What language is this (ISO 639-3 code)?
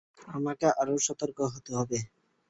ben